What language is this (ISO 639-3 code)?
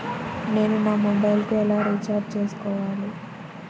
tel